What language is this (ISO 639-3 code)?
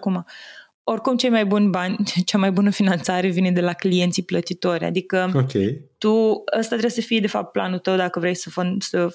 ron